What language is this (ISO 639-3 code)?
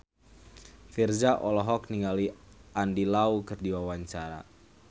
sun